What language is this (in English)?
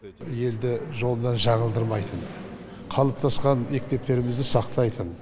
Kazakh